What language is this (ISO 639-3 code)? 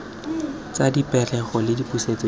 tsn